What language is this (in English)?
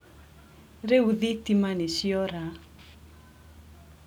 Kikuyu